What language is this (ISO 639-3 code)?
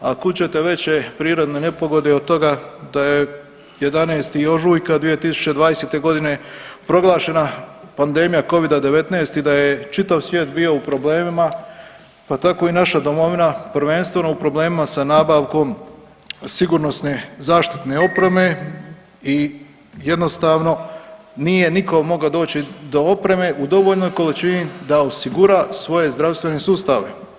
hrv